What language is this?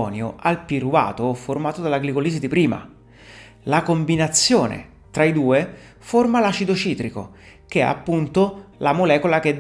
Italian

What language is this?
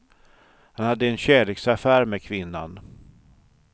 Swedish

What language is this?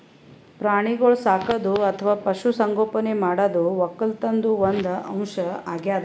Kannada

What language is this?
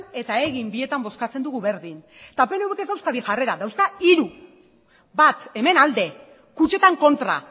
Basque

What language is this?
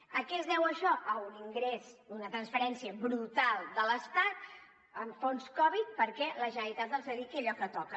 Catalan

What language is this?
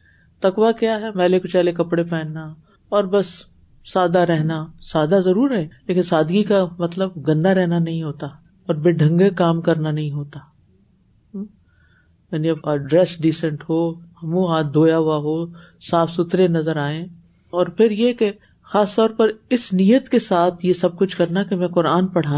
Urdu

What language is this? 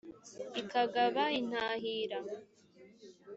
Kinyarwanda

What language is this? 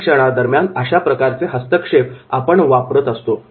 Marathi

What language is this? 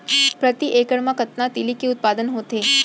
Chhattisgarhi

